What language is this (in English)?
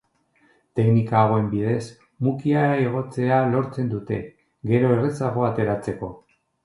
Basque